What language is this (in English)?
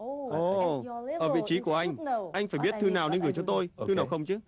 Vietnamese